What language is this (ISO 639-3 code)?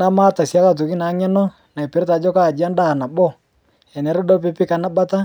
mas